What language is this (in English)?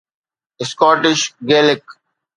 Sindhi